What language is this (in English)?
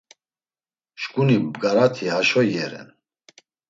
Laz